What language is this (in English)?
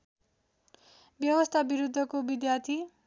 Nepali